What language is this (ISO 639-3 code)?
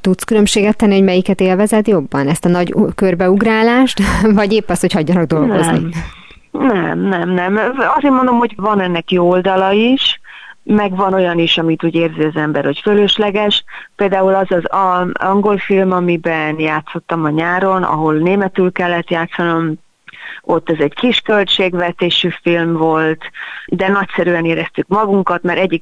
hun